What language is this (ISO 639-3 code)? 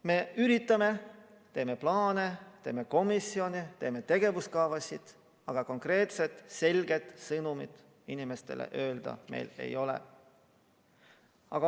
est